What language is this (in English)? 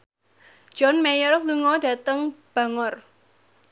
Javanese